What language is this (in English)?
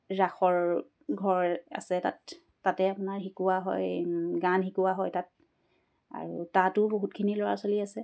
Assamese